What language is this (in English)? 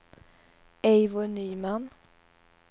Swedish